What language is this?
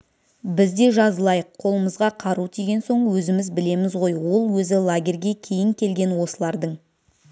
Kazakh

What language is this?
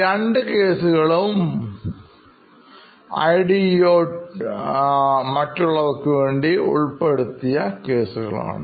Malayalam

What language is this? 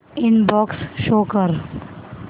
Marathi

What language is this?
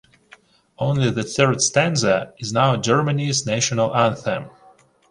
English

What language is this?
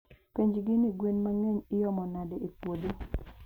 Luo (Kenya and Tanzania)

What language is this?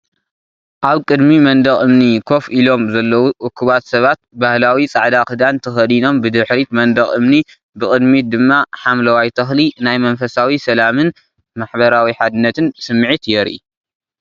Tigrinya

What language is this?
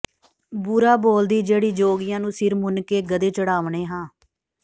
Punjabi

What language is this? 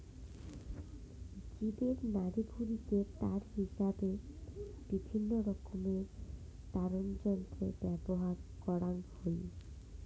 Bangla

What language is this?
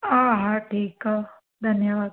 Sindhi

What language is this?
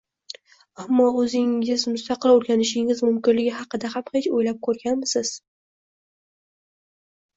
Uzbek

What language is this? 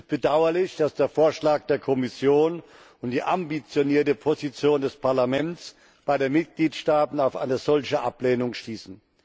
German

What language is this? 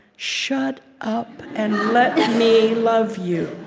English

